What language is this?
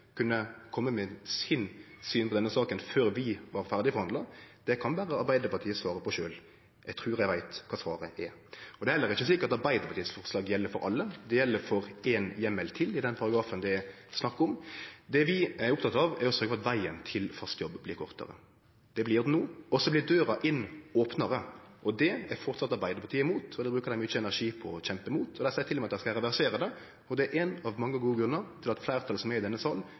Norwegian Nynorsk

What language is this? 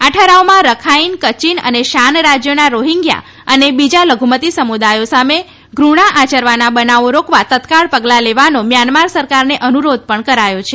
Gujarati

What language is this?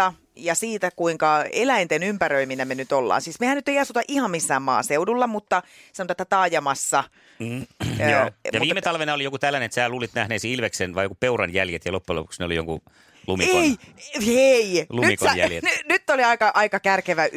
Finnish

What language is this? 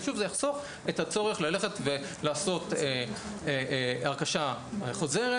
Hebrew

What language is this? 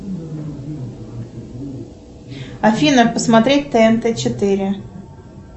Russian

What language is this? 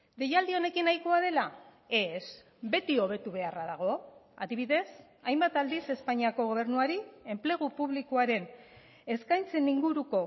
Basque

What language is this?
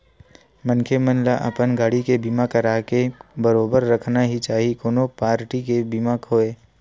Chhattisgarhi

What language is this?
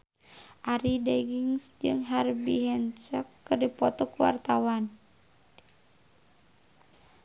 Sundanese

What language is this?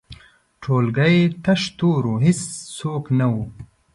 Pashto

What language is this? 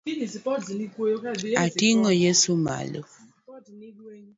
Luo (Kenya and Tanzania)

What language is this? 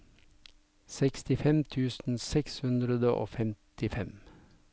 Norwegian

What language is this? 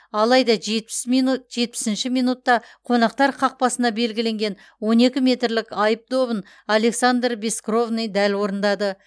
Kazakh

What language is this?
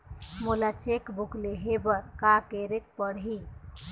Chhattisgarhi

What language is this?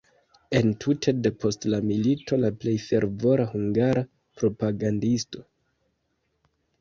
Esperanto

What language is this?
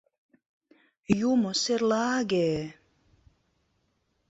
Mari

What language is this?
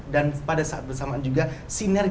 Indonesian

